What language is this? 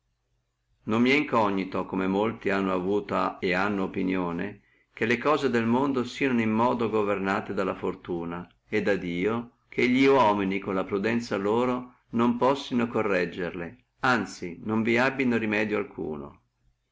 Italian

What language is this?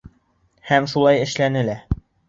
Bashkir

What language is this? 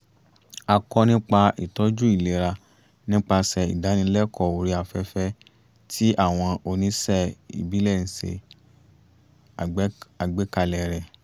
Yoruba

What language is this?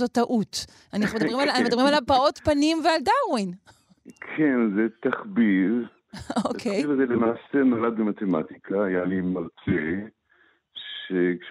Hebrew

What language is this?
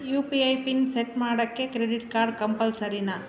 Kannada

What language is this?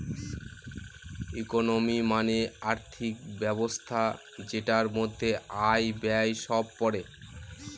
Bangla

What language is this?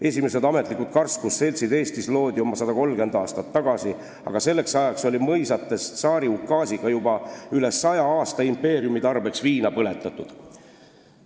Estonian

